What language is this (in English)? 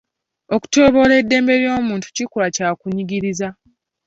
Ganda